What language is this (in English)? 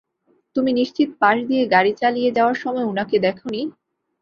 Bangla